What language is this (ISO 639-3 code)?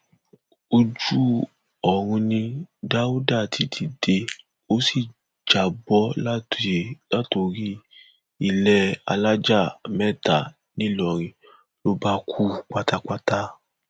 yor